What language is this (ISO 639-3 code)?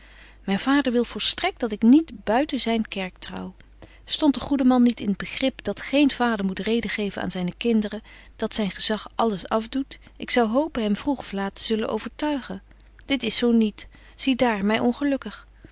nld